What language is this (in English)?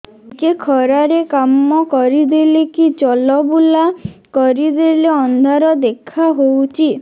Odia